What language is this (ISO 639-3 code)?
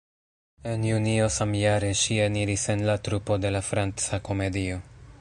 epo